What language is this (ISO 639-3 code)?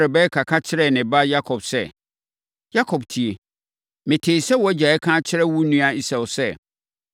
aka